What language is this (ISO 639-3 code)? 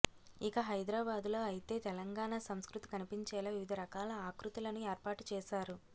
tel